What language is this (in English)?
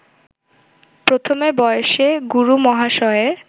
Bangla